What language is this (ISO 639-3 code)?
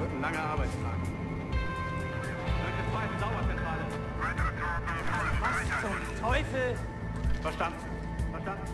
deu